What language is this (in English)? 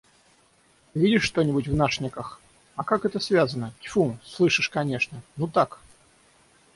Russian